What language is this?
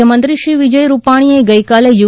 Gujarati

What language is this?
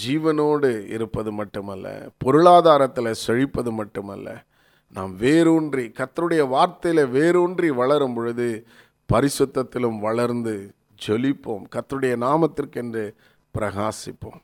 Tamil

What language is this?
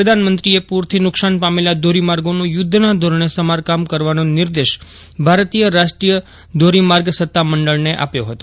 Gujarati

